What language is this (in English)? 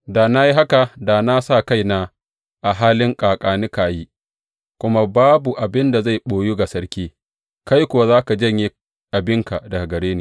Hausa